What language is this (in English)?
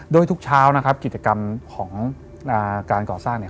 Thai